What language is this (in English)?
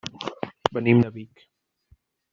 Catalan